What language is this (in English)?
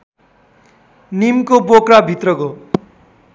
Nepali